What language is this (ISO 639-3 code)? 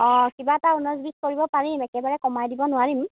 asm